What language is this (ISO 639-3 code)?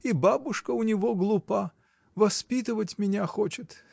rus